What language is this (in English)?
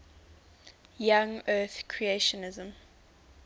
English